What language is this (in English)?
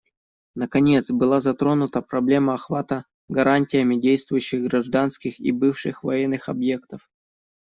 Russian